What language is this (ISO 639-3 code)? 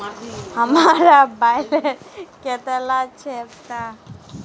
mag